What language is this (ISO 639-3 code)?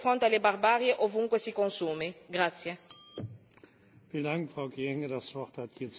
ita